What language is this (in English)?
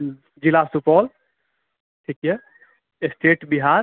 Maithili